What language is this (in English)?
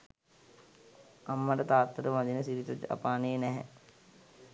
Sinhala